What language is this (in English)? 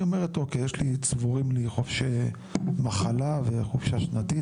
Hebrew